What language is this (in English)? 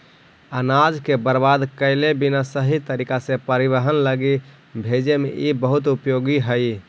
Magahi